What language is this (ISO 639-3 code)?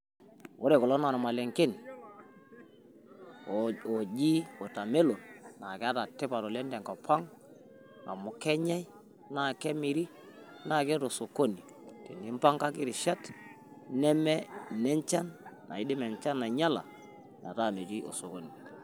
mas